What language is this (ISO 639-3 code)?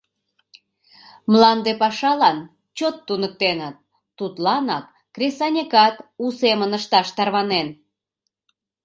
chm